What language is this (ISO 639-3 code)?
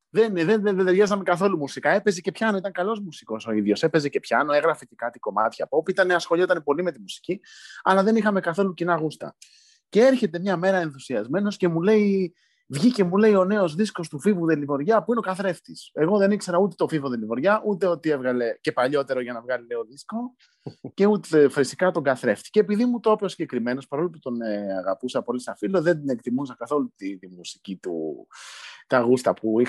ell